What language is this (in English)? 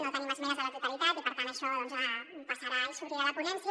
Catalan